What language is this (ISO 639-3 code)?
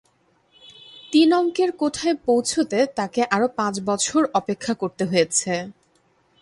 ben